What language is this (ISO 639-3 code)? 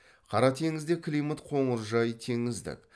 kaz